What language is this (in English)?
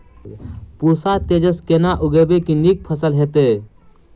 Maithili